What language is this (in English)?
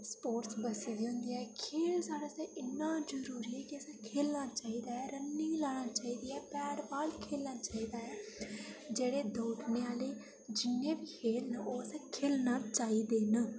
Dogri